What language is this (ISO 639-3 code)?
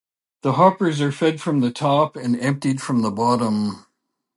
eng